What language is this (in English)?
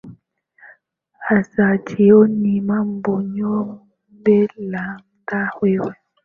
Swahili